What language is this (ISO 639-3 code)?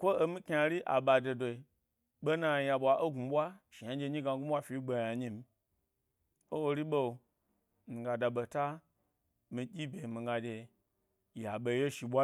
gby